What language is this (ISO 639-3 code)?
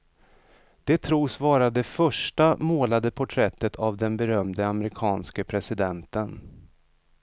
swe